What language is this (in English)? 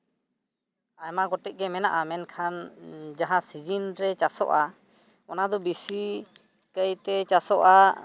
Santali